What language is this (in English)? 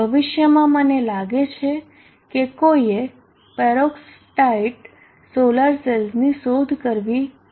Gujarati